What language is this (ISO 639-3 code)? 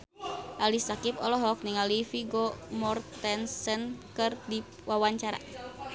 sun